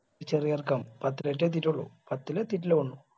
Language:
Malayalam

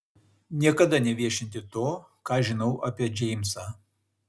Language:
Lithuanian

